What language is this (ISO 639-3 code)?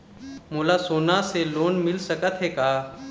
hne